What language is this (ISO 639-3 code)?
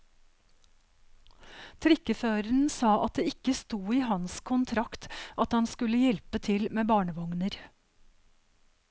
nor